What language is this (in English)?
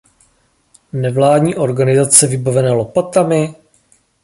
Czech